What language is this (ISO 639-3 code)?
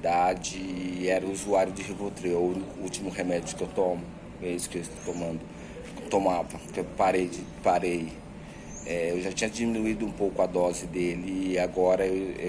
por